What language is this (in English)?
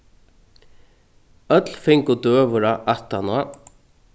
Faroese